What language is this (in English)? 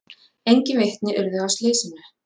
Icelandic